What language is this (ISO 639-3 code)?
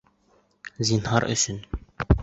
bak